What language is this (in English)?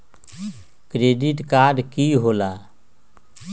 Magahi